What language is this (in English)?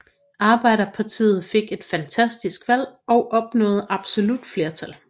Danish